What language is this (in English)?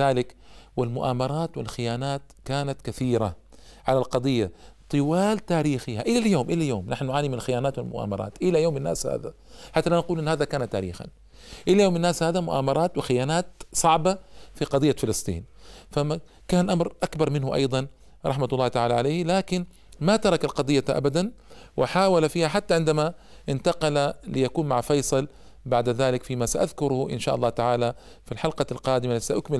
Arabic